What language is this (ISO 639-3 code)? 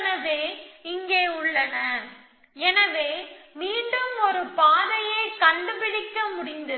tam